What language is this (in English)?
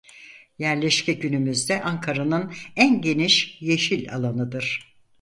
Turkish